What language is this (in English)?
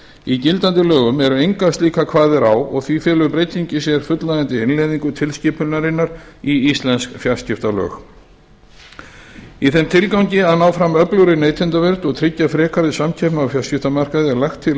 Icelandic